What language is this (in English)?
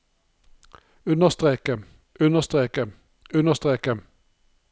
Norwegian